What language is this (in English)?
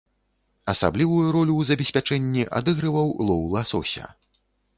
Belarusian